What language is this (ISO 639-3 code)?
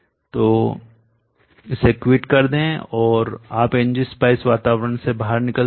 hin